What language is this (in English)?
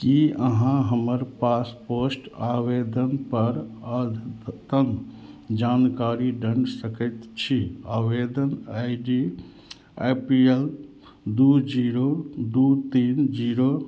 Maithili